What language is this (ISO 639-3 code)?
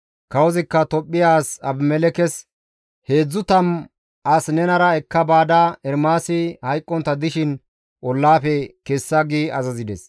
gmv